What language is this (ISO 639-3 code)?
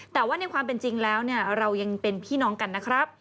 tha